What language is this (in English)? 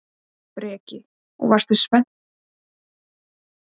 Icelandic